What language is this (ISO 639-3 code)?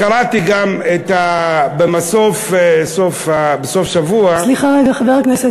heb